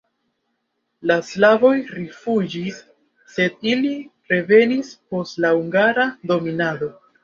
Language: Esperanto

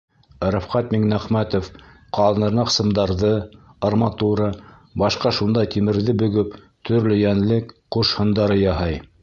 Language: Bashkir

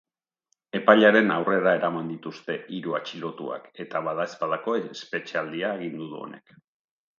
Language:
Basque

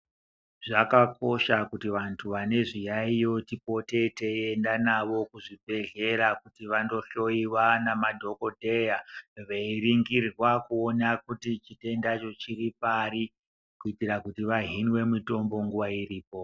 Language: Ndau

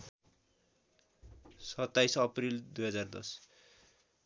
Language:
Nepali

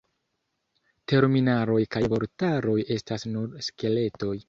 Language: Esperanto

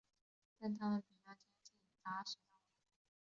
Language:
Chinese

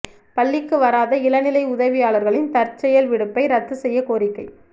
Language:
Tamil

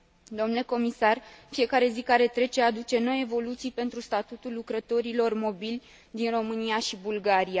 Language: Romanian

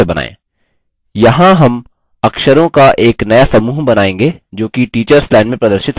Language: Hindi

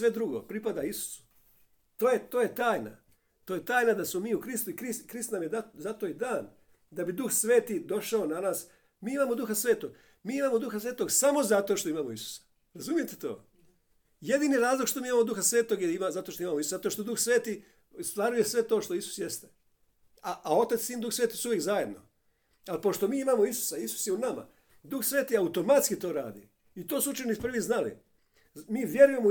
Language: Croatian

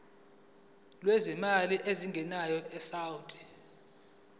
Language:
Zulu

